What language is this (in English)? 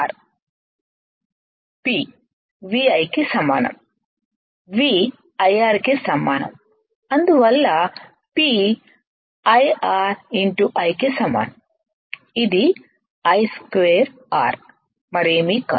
Telugu